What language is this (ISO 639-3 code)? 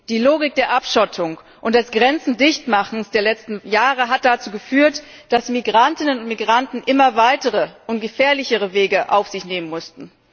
deu